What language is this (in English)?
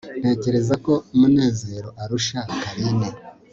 Kinyarwanda